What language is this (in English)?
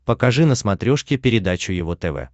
Russian